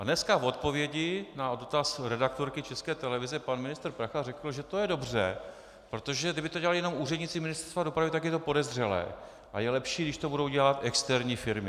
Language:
Czech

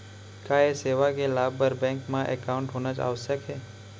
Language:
Chhattisgarhi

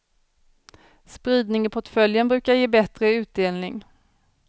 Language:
Swedish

